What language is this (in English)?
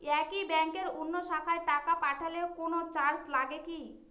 Bangla